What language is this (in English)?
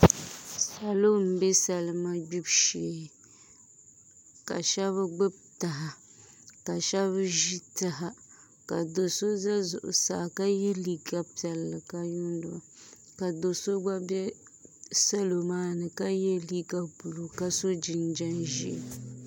Dagbani